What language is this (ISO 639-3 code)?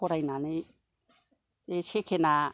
brx